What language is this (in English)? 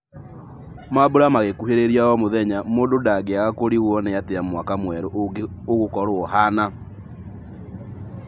Kikuyu